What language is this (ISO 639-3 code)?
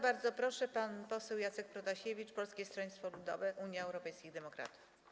pol